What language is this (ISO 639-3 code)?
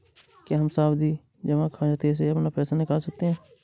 hin